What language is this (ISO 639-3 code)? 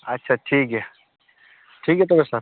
sat